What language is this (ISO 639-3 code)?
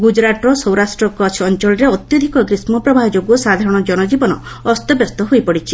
ori